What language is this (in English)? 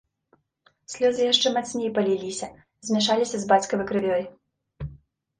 Belarusian